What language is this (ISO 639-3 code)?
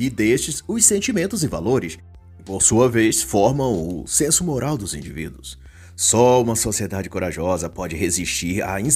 por